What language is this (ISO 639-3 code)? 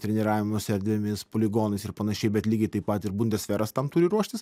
lit